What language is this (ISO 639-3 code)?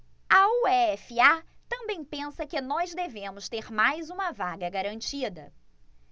por